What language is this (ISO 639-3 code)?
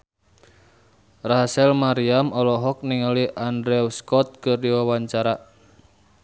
sun